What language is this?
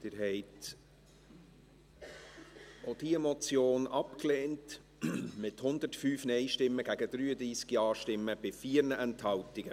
Swiss German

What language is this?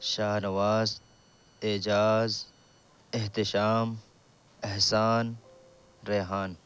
Urdu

